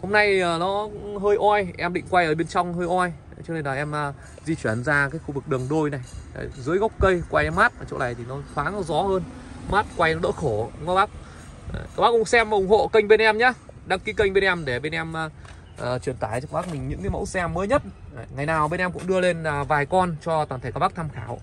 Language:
Vietnamese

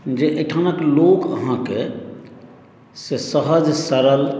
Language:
Maithili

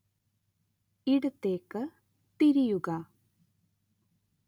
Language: Malayalam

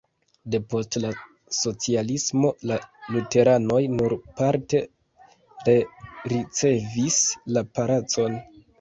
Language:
Esperanto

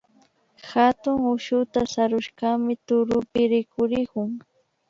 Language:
Imbabura Highland Quichua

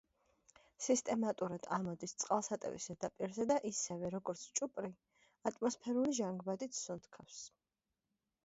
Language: Georgian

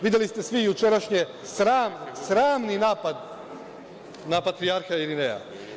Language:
Serbian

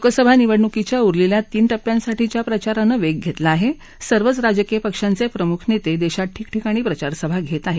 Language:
Marathi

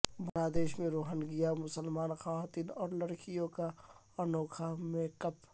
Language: Urdu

